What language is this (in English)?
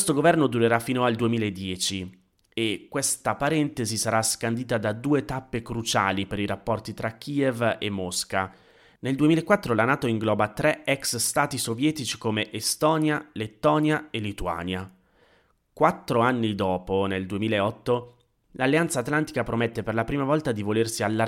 Italian